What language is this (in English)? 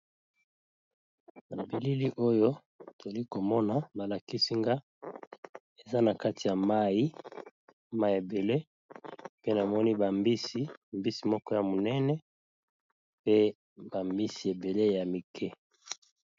Lingala